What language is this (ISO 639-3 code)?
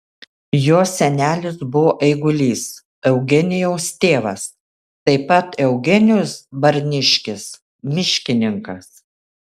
lit